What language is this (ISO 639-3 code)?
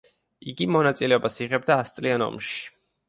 kat